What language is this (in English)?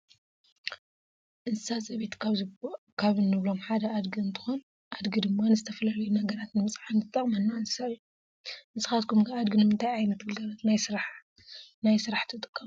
Tigrinya